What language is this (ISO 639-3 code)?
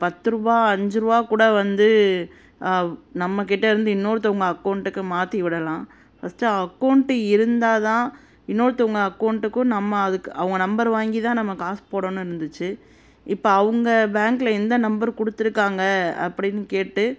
tam